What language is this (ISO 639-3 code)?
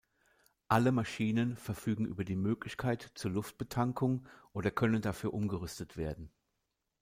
deu